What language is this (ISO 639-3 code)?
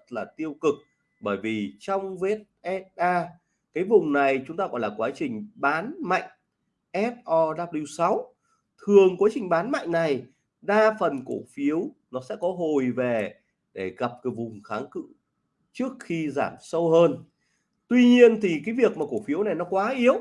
vie